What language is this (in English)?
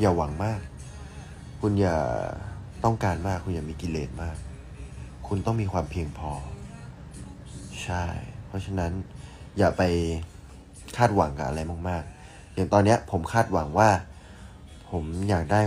Thai